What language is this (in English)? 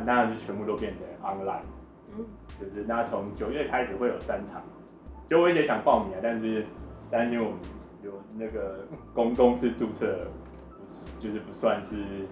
Chinese